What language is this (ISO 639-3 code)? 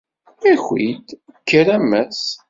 kab